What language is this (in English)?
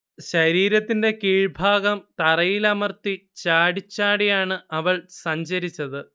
Malayalam